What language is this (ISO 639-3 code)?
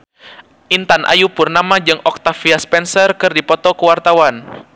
sun